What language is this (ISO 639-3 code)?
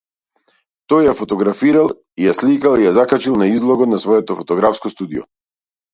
mkd